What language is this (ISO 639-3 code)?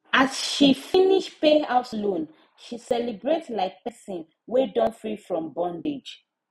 pcm